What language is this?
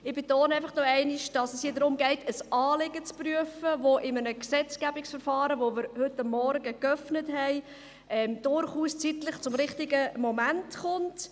Swiss German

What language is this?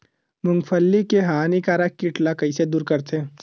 Chhattisgarhi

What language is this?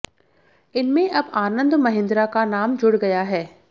Hindi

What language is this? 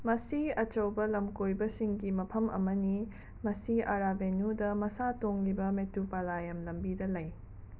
Manipuri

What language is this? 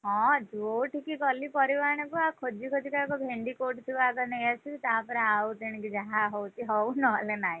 Odia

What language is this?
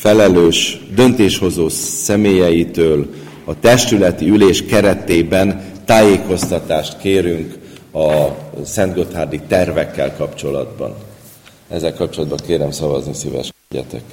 Hungarian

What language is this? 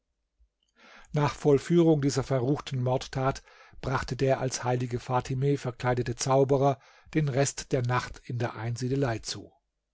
German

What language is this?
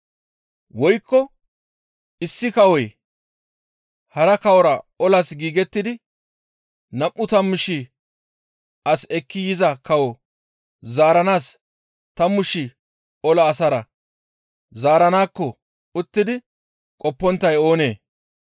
Gamo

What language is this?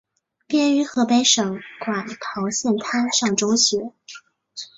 Chinese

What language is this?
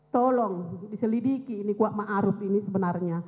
Indonesian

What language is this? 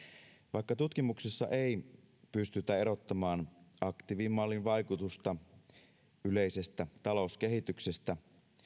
Finnish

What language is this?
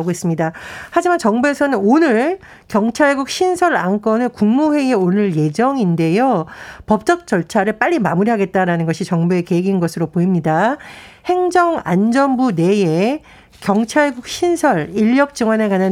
Korean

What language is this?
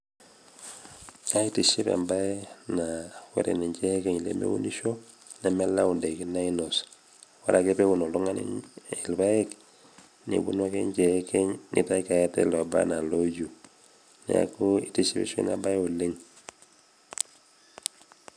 Masai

